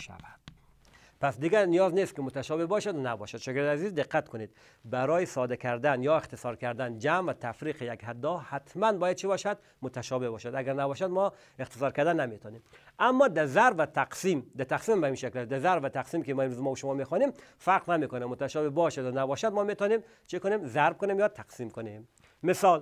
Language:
Persian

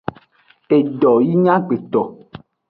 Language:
Aja (Benin)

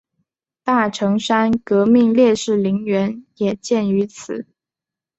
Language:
Chinese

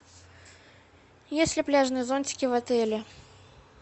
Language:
Russian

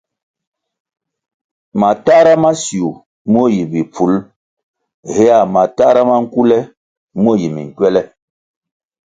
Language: Kwasio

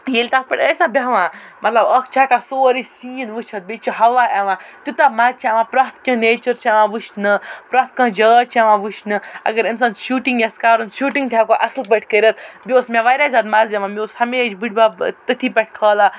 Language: Kashmiri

